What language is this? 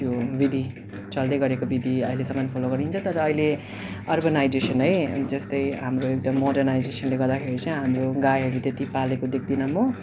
Nepali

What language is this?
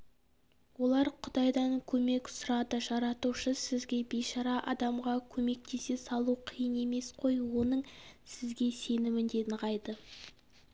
Kazakh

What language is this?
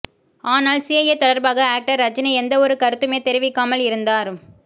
Tamil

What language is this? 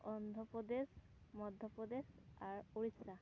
Santali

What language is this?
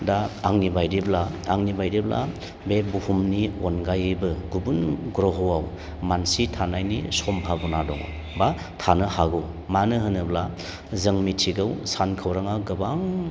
Bodo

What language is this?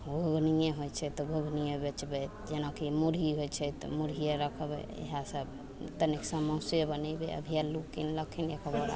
Maithili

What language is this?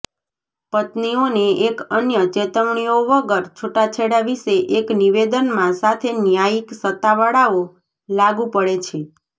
Gujarati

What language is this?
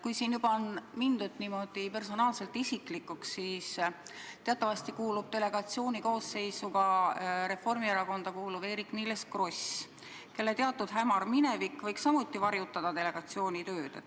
Estonian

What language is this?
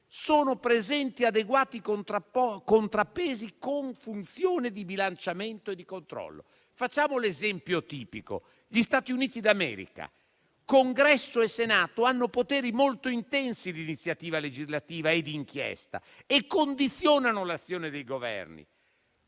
Italian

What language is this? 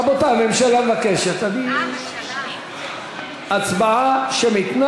Hebrew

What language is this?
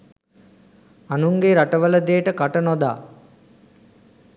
Sinhala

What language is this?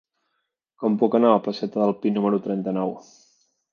Catalan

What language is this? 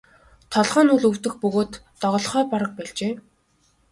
Mongolian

